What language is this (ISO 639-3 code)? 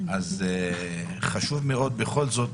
heb